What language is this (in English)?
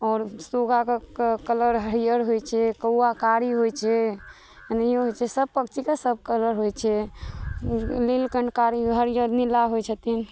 Maithili